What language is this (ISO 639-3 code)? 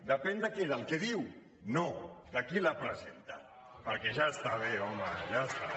cat